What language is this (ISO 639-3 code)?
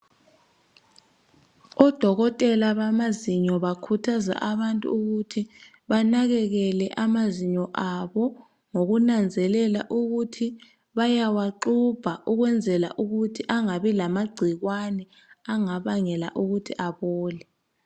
nde